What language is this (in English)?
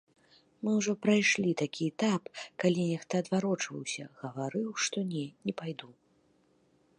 Belarusian